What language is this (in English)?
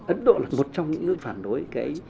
Vietnamese